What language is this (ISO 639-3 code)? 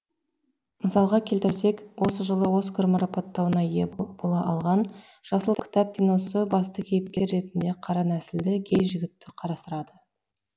kaz